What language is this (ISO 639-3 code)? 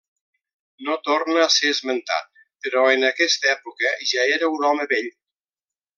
cat